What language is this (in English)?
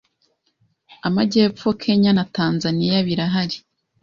Kinyarwanda